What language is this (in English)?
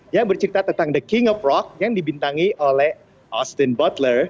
Indonesian